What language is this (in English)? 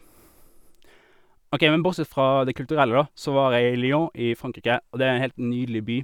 Norwegian